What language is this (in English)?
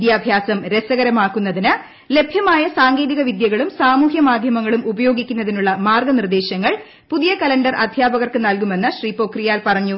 Malayalam